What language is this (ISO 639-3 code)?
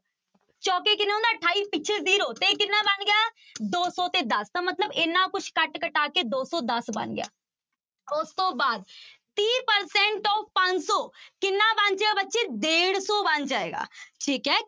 pan